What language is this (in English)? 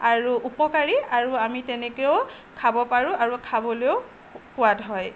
Assamese